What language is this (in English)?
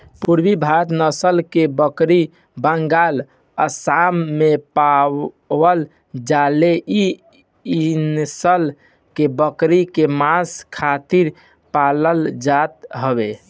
Bhojpuri